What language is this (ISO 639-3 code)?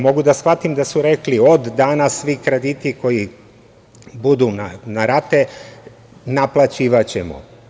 srp